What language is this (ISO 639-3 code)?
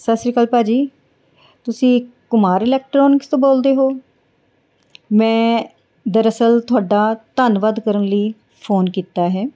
pan